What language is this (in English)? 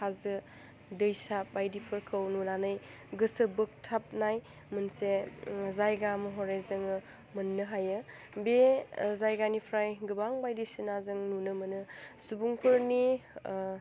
Bodo